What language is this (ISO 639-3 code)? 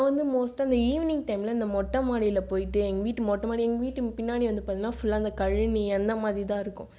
tam